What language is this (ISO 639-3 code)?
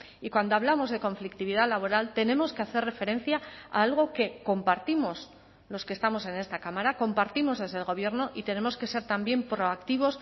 spa